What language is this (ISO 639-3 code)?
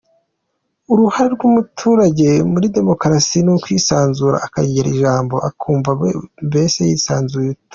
kin